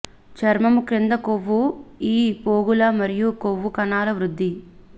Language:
Telugu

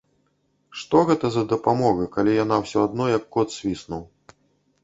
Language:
Belarusian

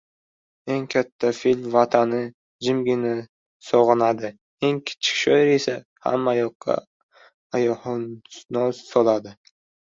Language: Uzbek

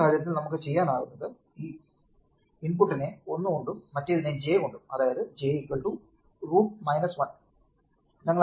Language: Malayalam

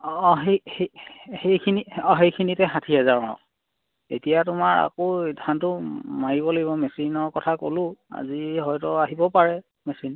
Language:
Assamese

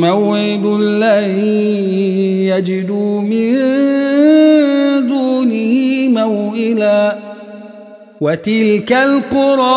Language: Arabic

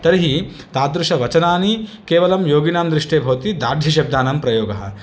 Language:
Sanskrit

